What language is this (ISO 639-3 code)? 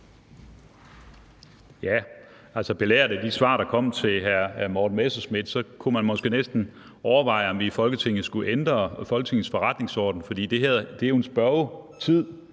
dan